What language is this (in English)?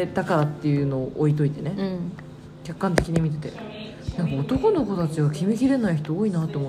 Japanese